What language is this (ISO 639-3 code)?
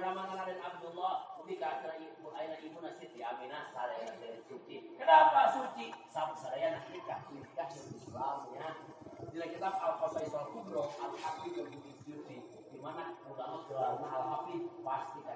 ind